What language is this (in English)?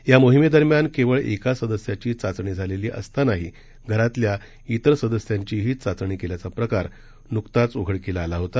Marathi